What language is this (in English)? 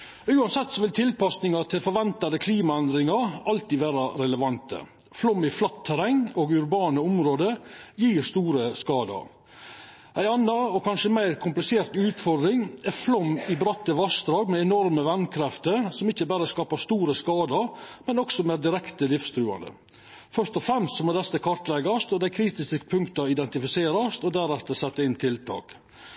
Norwegian Nynorsk